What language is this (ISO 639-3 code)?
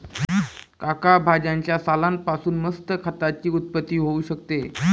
mar